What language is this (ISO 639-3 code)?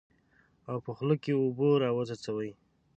pus